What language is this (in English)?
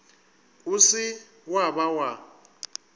Northern Sotho